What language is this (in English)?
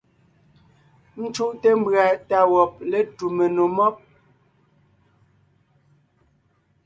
Ngiemboon